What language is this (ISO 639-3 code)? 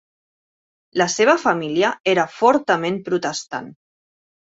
cat